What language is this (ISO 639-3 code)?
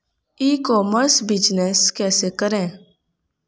hin